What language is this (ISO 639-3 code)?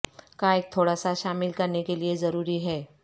urd